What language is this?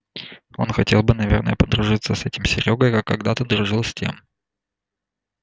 Russian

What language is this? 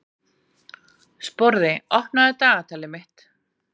Icelandic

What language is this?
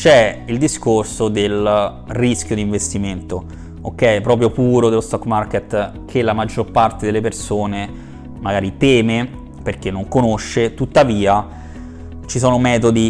Italian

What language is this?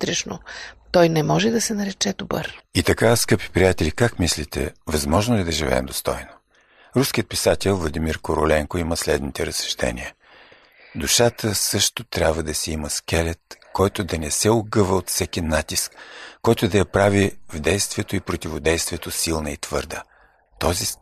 Bulgarian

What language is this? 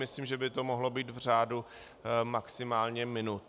Czech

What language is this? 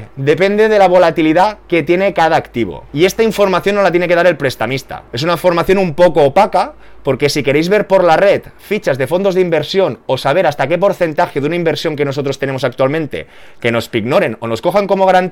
Spanish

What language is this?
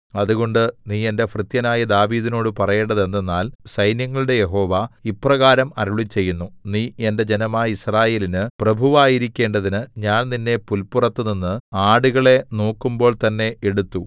Malayalam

